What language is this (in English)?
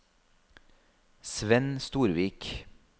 Norwegian